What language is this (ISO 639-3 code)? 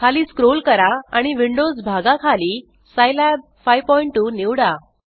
mar